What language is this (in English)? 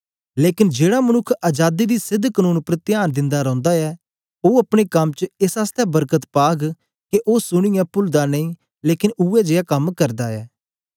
Dogri